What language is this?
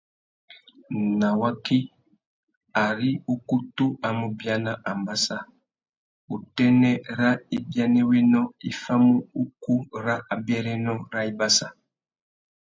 Tuki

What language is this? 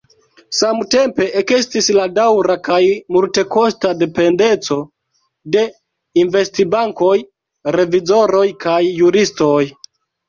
Esperanto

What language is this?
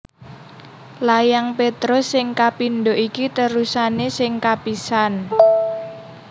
Javanese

